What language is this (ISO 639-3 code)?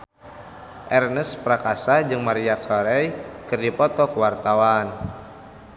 sun